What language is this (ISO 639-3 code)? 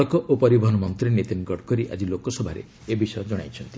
ori